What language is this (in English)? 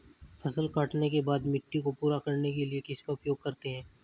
Hindi